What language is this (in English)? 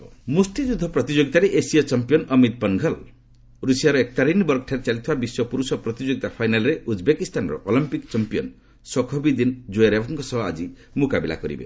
Odia